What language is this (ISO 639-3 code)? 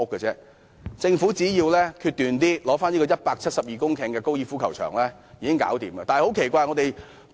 yue